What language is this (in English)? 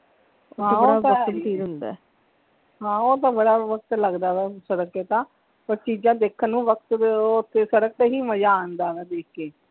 Punjabi